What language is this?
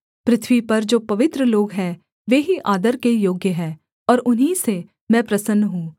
Hindi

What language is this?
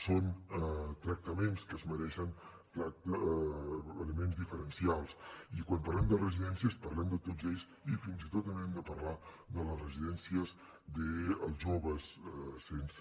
Catalan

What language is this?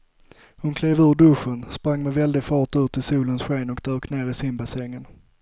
Swedish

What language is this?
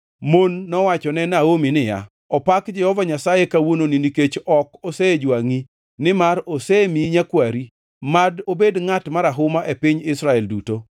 Luo (Kenya and Tanzania)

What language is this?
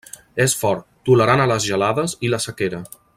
Catalan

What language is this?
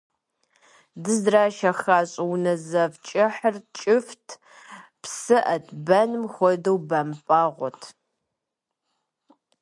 Kabardian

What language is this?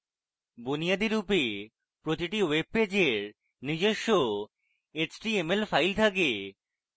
Bangla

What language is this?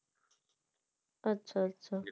Bangla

